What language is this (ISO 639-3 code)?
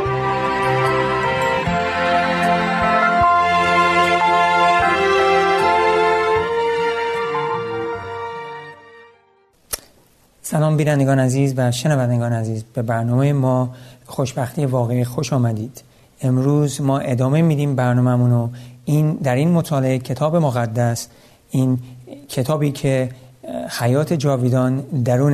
fas